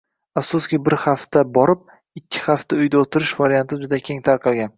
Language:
Uzbek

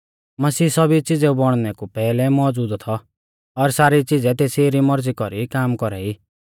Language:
Mahasu Pahari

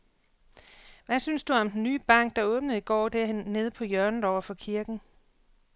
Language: Danish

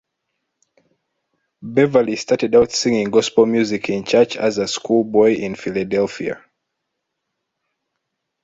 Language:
English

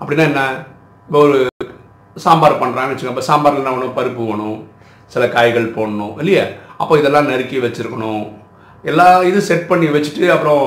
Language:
Tamil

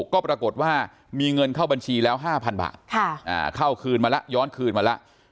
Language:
Thai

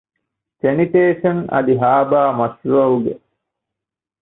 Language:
Divehi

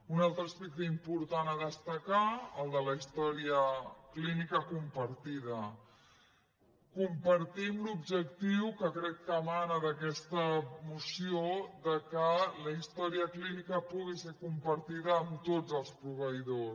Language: Catalan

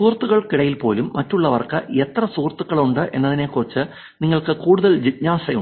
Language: Malayalam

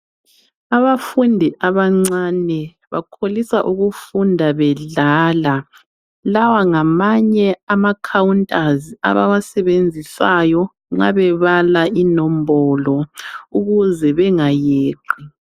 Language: North Ndebele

